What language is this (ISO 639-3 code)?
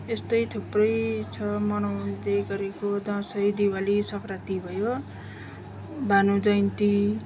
nep